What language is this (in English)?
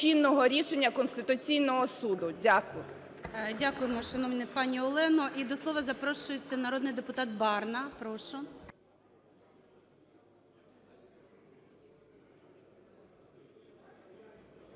Ukrainian